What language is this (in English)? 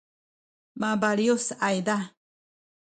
Sakizaya